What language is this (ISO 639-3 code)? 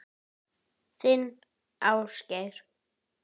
isl